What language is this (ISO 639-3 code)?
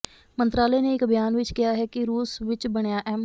pan